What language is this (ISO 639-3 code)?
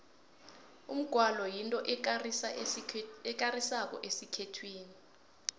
nbl